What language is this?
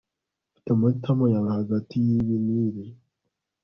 Kinyarwanda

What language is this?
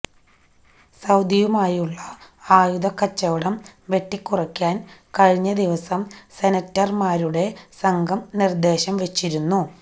Malayalam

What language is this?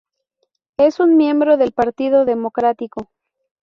Spanish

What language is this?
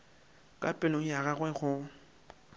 Northern Sotho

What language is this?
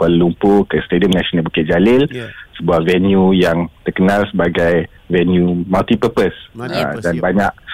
Malay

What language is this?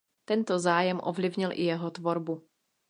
Czech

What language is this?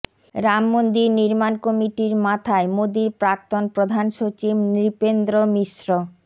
Bangla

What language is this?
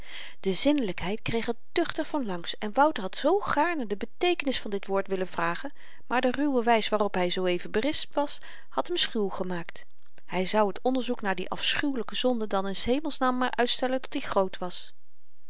Dutch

